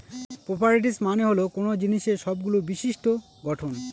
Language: Bangla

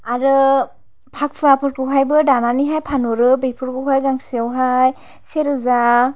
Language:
Bodo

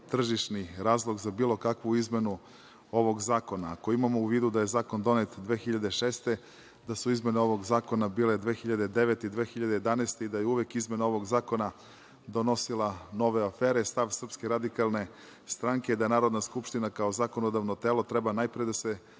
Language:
Serbian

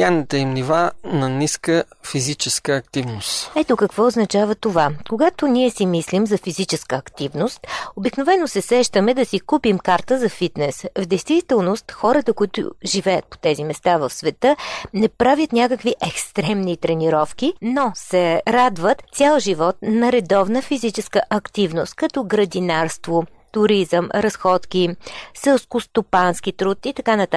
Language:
Bulgarian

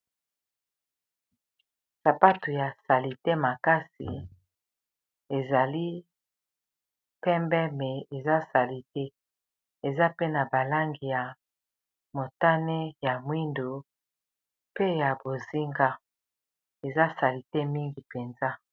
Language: Lingala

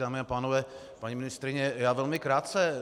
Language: Czech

